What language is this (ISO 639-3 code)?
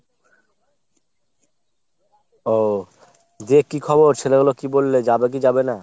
ben